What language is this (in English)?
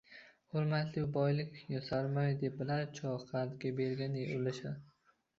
Uzbek